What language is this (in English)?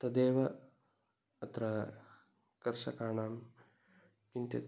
Sanskrit